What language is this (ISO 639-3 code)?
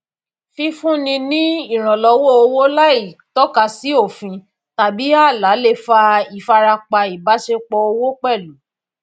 yor